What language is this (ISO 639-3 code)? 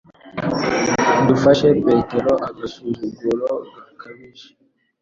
kin